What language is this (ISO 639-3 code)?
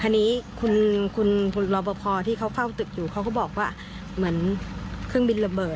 tha